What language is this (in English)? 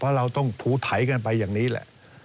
Thai